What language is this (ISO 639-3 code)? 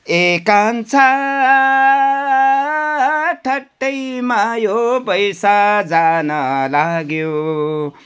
nep